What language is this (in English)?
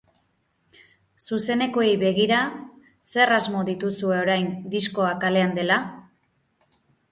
Basque